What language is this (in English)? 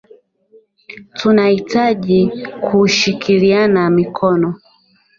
Swahili